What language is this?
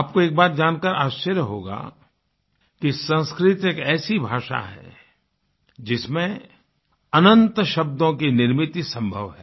Hindi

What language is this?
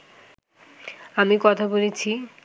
Bangla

